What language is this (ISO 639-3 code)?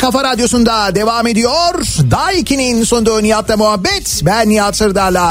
tur